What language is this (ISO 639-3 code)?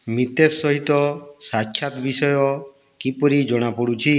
ori